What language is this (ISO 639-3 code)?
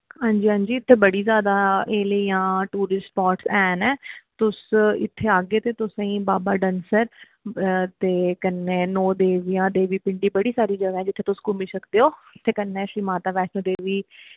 doi